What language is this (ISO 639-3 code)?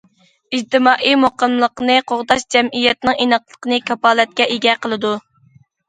uig